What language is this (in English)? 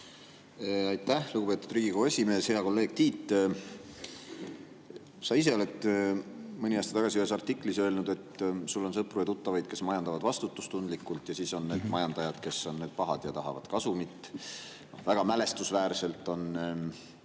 Estonian